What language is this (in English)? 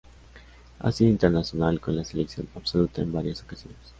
Spanish